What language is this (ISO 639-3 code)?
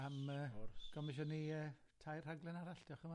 cym